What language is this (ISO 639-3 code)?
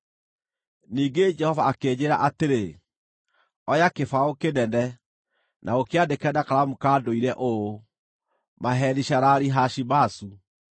kik